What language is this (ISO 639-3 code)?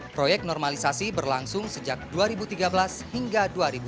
ind